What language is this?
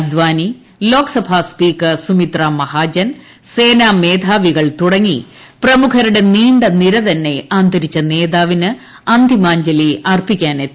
Malayalam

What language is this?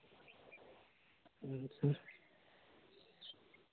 Santali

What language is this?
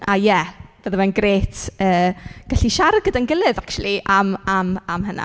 Welsh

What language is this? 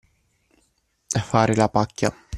Italian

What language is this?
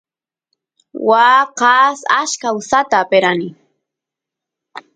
Santiago del Estero Quichua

